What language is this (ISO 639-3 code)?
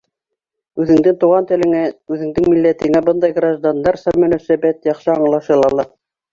bak